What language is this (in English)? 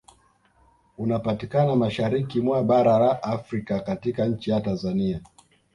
Swahili